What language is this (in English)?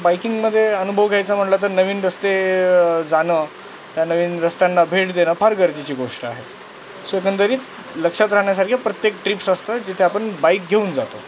Marathi